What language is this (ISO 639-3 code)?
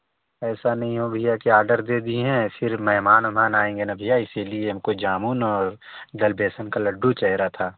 hin